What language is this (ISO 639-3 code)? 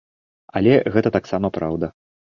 bel